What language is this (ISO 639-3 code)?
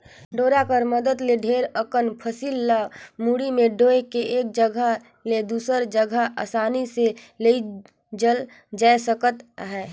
hne